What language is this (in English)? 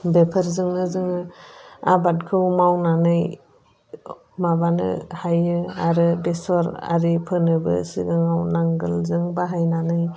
Bodo